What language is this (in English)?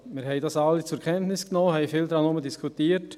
Swiss German